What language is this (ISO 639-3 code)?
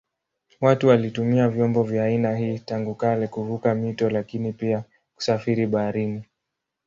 swa